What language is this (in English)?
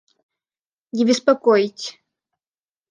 Russian